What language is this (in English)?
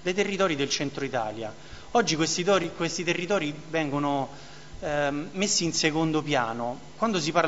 Italian